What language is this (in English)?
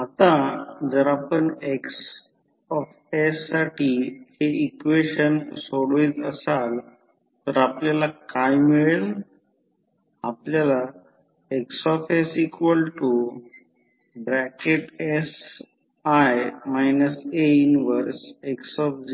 Marathi